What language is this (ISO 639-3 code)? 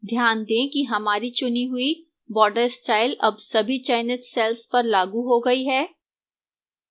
hin